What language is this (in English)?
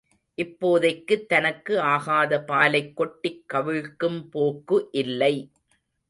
Tamil